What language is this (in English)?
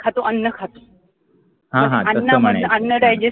Marathi